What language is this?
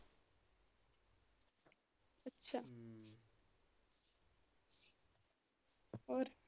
Punjabi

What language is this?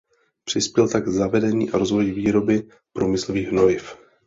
Czech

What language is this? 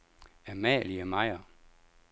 Danish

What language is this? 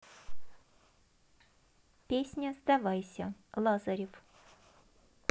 Russian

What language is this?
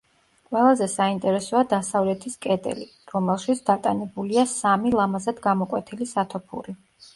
Georgian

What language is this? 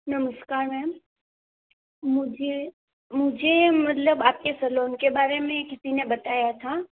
Hindi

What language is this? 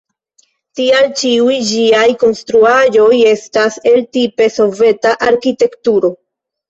Esperanto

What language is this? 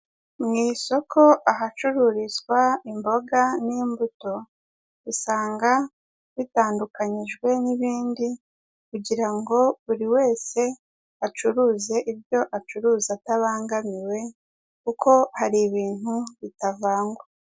Kinyarwanda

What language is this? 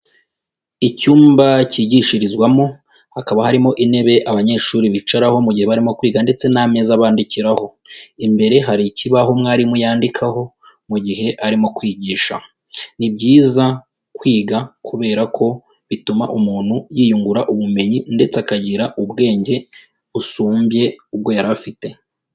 Kinyarwanda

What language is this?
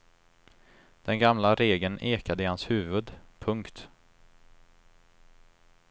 Swedish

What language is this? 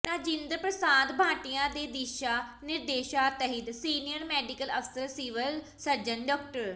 Punjabi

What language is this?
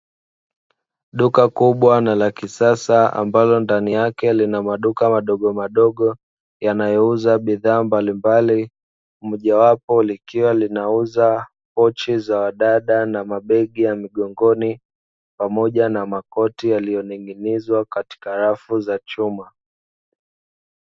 Swahili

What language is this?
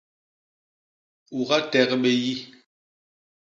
Basaa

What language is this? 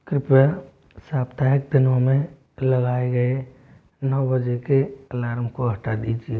Hindi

